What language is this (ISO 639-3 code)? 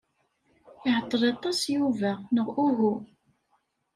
kab